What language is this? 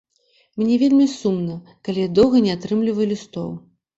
Belarusian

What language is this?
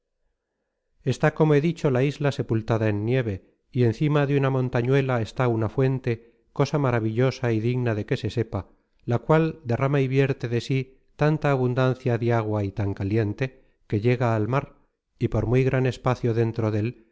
Spanish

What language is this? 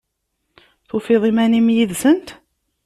Kabyle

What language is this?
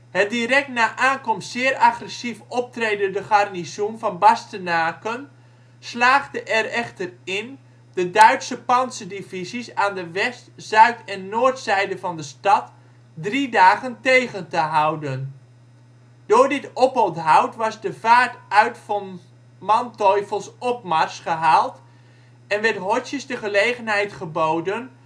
Dutch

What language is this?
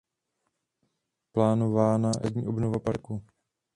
Czech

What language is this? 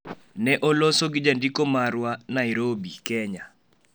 Luo (Kenya and Tanzania)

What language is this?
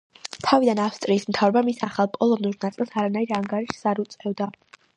Georgian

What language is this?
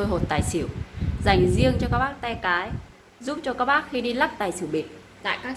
Vietnamese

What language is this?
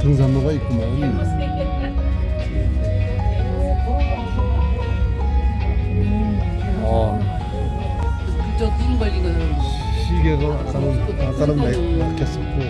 Korean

